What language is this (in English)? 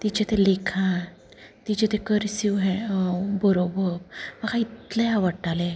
Konkani